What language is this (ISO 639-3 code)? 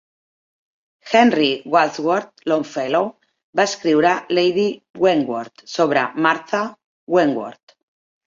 cat